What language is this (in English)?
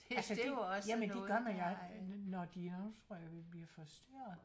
Danish